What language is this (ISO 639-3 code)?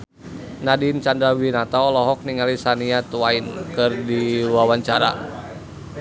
sun